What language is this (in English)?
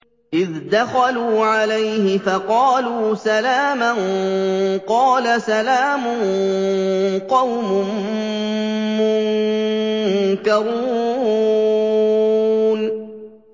Arabic